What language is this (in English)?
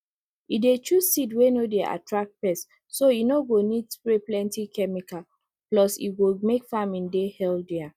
Nigerian Pidgin